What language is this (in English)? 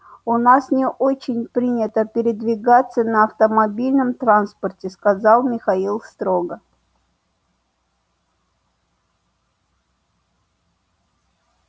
Russian